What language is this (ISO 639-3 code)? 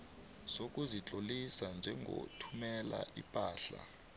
nbl